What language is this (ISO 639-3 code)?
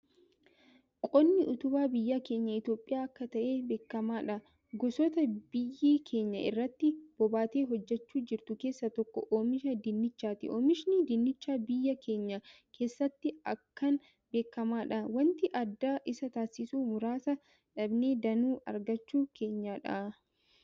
orm